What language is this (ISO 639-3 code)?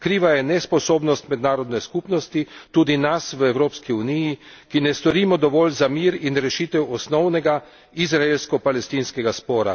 slv